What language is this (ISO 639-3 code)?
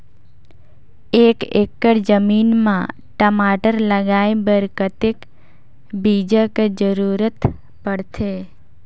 hne